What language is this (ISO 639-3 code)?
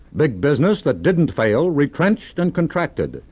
eng